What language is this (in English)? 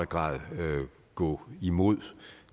Danish